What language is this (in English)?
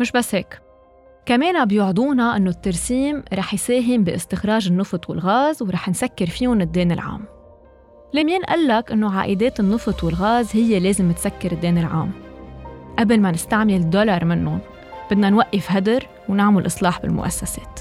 Arabic